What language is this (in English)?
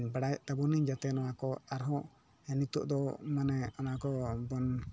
Santali